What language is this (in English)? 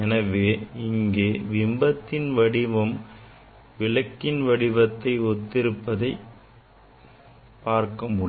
Tamil